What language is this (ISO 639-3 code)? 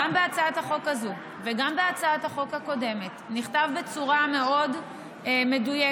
heb